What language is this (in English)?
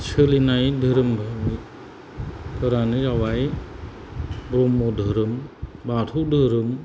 Bodo